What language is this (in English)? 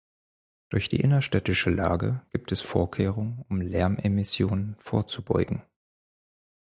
German